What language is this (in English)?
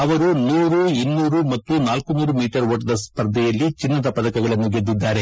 Kannada